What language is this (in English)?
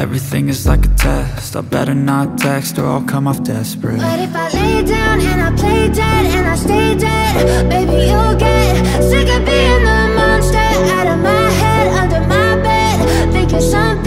Polish